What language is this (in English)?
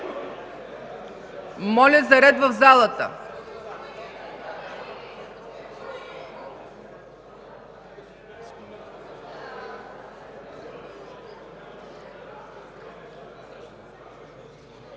Bulgarian